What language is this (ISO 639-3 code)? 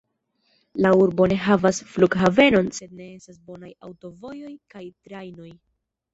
epo